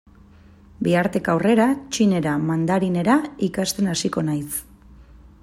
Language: Basque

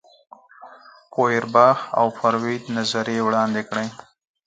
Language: Pashto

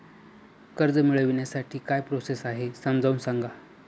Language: Marathi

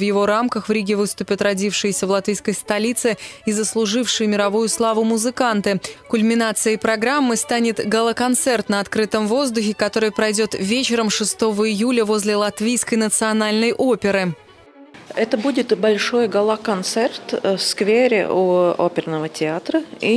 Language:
Russian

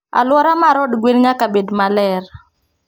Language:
Luo (Kenya and Tanzania)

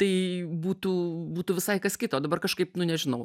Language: Lithuanian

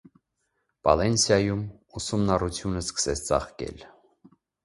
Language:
Armenian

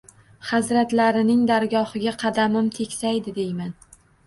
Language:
Uzbek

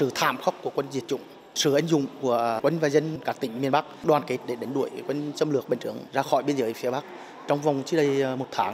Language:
Vietnamese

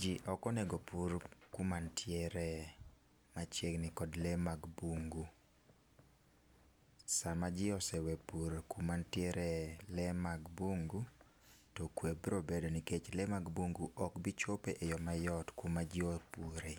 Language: Luo (Kenya and Tanzania)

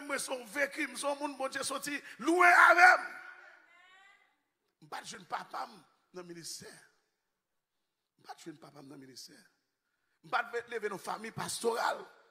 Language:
French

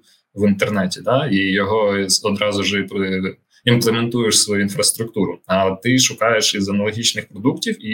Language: Ukrainian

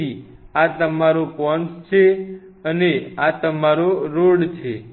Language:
Gujarati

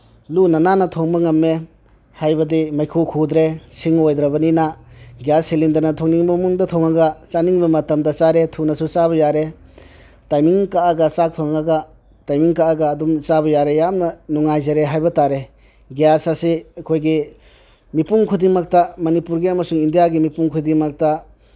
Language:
Manipuri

